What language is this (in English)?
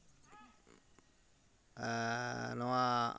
Santali